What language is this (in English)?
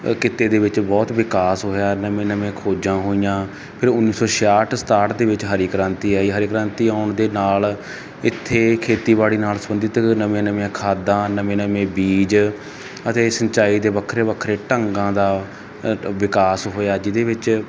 Punjabi